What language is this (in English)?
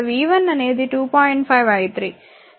Telugu